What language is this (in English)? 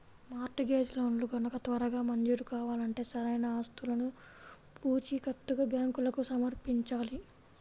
Telugu